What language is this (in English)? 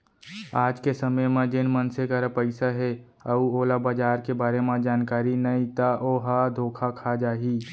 Chhattisgarhi